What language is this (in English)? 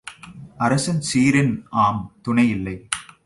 Tamil